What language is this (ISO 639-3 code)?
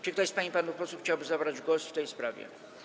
pol